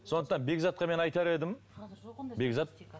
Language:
Kazakh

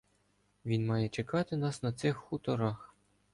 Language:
Ukrainian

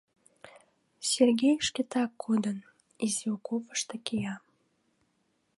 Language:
Mari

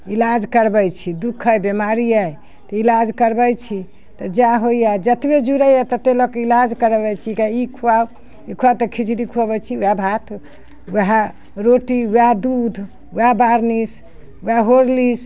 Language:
Maithili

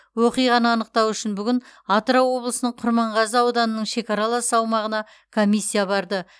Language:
Kazakh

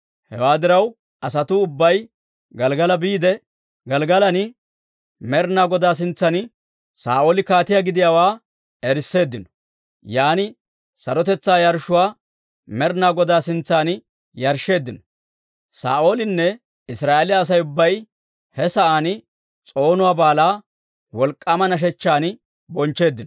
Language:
Dawro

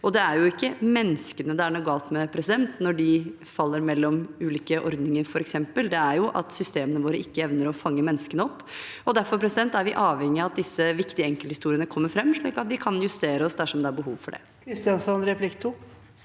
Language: Norwegian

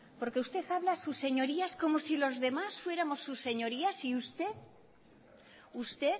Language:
Spanish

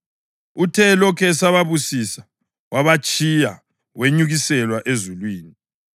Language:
North Ndebele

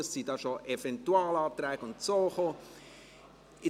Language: Swiss German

